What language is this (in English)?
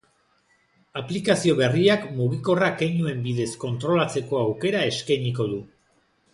Basque